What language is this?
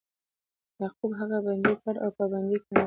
Pashto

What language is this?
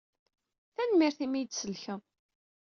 Kabyle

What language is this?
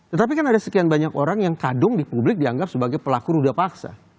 Indonesian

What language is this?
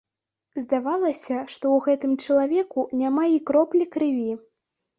Belarusian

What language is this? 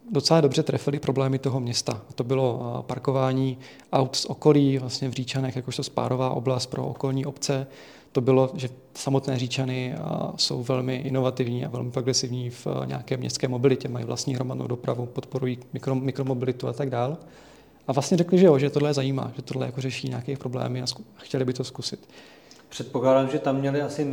Czech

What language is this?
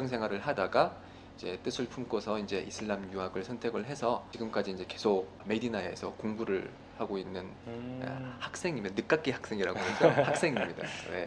Korean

